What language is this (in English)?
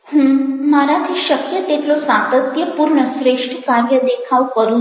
Gujarati